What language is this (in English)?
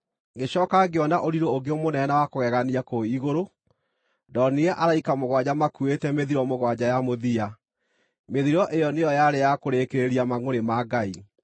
Kikuyu